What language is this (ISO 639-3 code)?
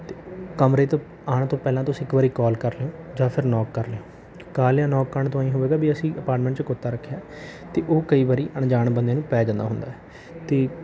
pan